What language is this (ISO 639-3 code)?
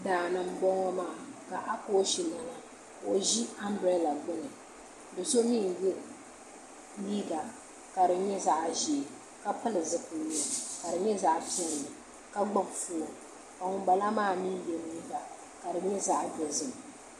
dag